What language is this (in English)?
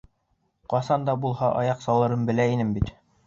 Bashkir